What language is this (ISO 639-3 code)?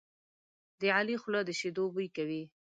pus